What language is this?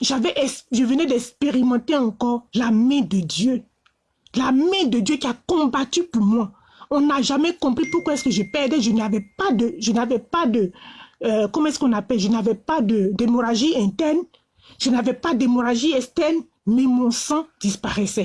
French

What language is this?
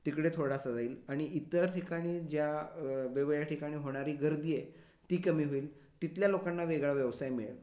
Marathi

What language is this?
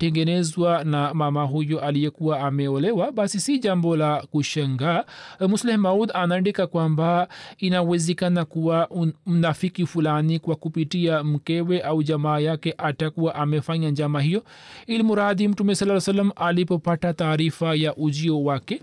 Swahili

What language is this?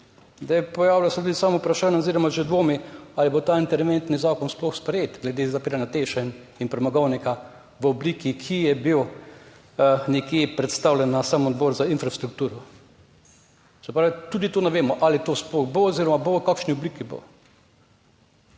Slovenian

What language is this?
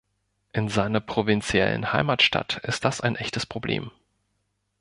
German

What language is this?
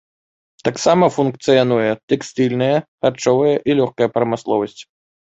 Belarusian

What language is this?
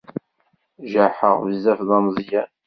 Kabyle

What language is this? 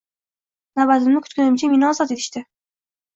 Uzbek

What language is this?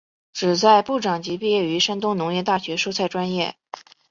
Chinese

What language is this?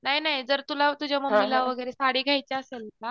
Marathi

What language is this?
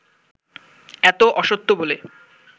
Bangla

